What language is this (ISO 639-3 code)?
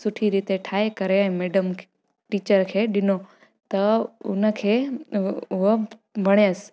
snd